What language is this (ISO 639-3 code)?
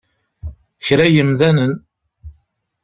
kab